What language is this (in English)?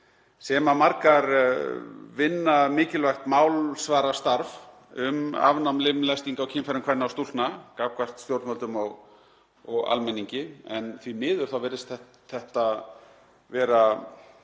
Icelandic